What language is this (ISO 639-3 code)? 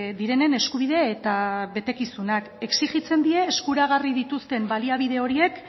eus